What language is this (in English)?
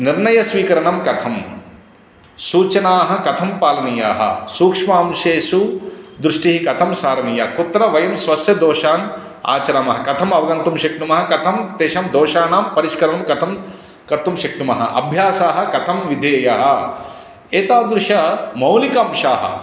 Sanskrit